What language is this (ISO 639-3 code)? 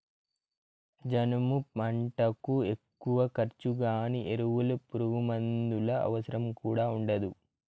tel